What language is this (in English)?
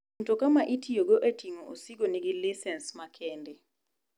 Luo (Kenya and Tanzania)